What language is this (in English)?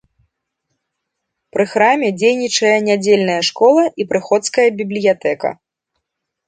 Belarusian